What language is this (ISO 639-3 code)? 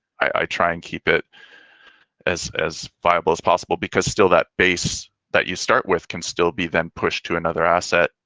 eng